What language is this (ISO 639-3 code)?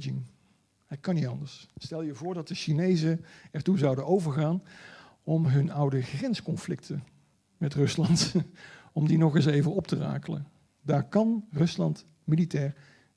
nld